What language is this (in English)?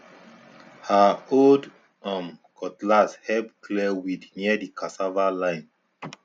Nigerian Pidgin